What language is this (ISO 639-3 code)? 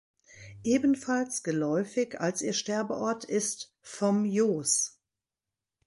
deu